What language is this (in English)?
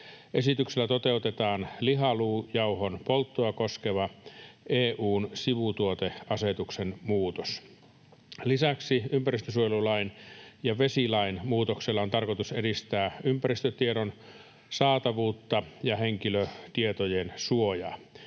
Finnish